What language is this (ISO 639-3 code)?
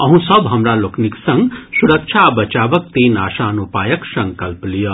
mai